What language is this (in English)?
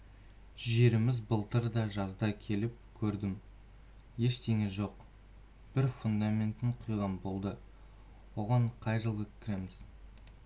Kazakh